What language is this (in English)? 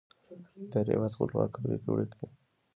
Pashto